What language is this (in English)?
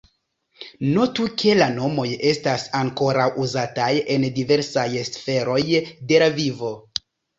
Esperanto